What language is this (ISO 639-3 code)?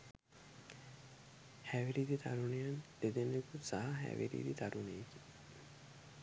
sin